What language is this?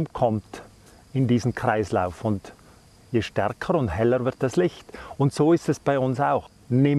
German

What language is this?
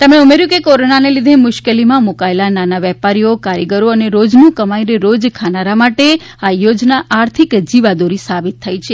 Gujarati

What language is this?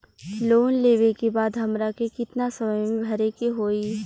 Bhojpuri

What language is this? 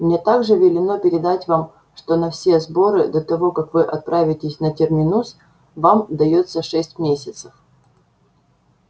Russian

